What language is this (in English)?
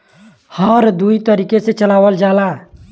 Bhojpuri